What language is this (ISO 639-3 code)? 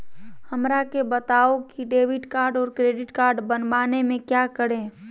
mag